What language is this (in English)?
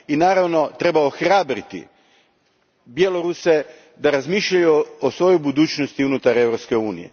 Croatian